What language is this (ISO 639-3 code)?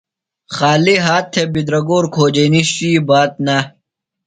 phl